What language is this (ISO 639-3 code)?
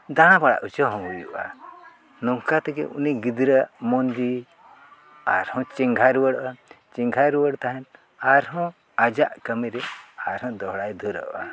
sat